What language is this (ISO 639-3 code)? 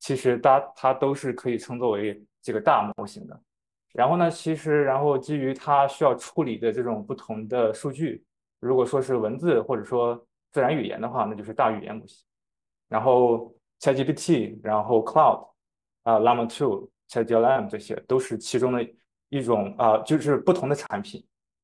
zho